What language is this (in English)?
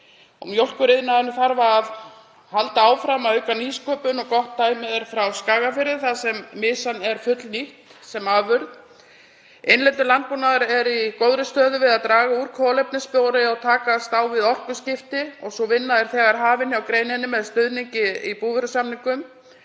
Icelandic